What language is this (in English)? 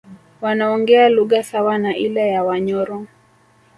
Swahili